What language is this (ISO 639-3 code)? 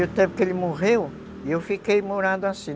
por